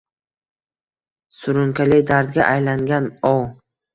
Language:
Uzbek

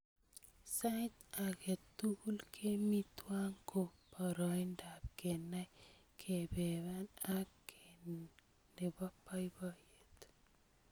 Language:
Kalenjin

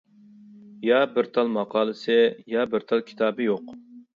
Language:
Uyghur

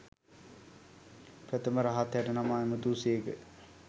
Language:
Sinhala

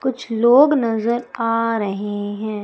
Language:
Hindi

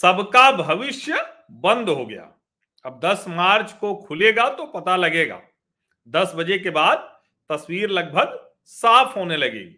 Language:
Hindi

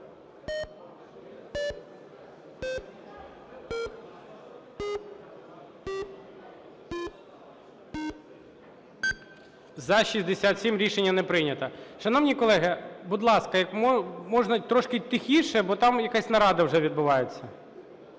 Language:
Ukrainian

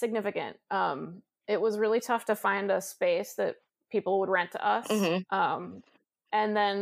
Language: English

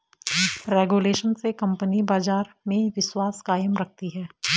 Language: Hindi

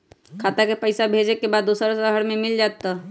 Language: Magahi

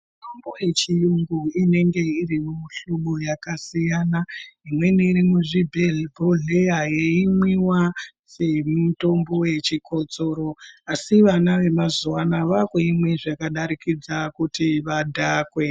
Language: Ndau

